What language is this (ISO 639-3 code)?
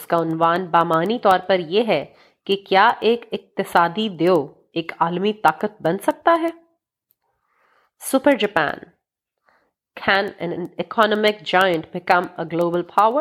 urd